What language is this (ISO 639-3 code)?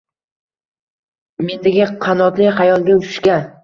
uzb